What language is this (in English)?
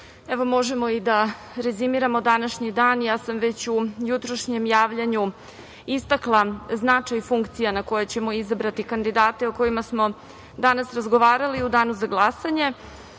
Serbian